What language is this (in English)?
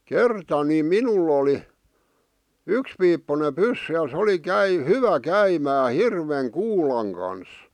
Finnish